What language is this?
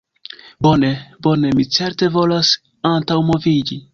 Esperanto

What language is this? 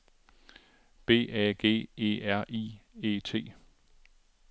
Danish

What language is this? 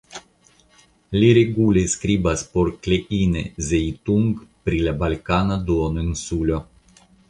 Esperanto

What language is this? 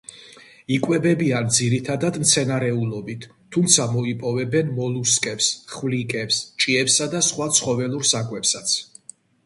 Georgian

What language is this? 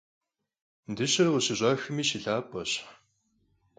Kabardian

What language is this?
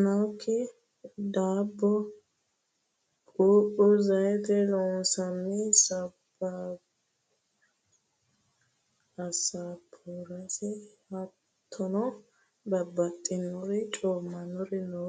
Sidamo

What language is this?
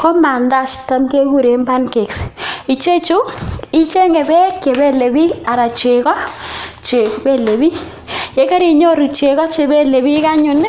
Kalenjin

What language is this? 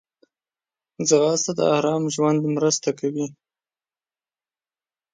Pashto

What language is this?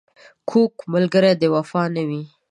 Pashto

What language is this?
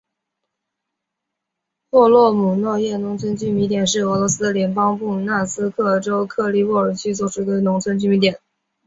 Chinese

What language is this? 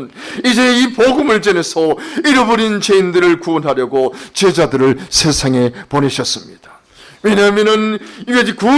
Korean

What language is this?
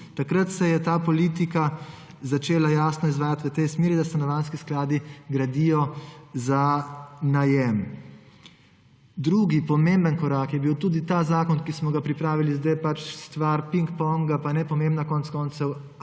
Slovenian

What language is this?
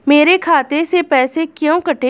Hindi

